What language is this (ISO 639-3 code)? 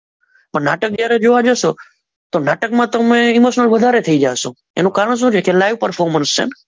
guj